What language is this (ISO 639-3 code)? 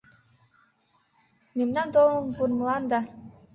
chm